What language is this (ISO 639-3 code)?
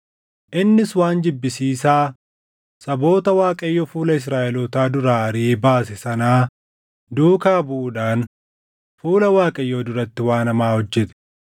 orm